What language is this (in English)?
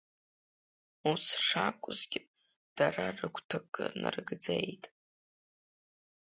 Abkhazian